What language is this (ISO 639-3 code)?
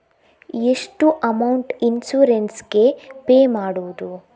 kan